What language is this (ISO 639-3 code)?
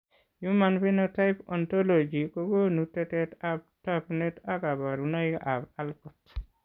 kln